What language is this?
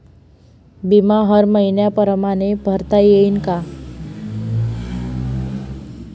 Marathi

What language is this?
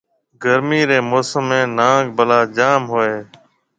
Marwari (Pakistan)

